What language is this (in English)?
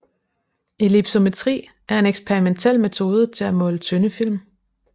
Danish